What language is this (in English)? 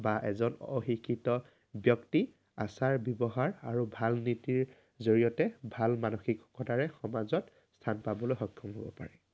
Assamese